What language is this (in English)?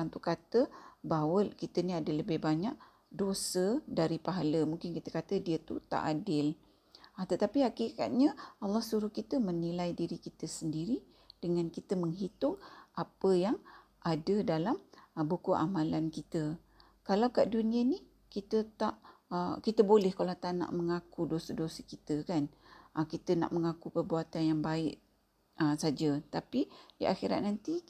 Malay